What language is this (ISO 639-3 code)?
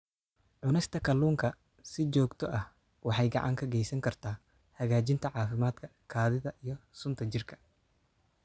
som